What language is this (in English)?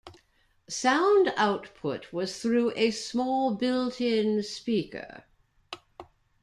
English